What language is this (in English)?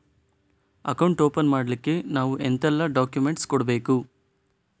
Kannada